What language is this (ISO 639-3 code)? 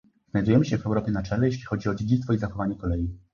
pol